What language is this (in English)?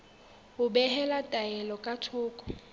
Southern Sotho